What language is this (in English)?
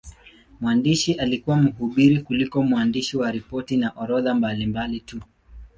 Swahili